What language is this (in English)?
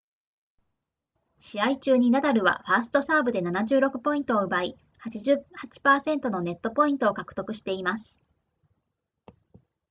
Japanese